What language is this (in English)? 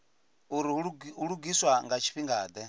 Venda